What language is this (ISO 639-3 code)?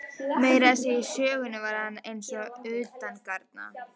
isl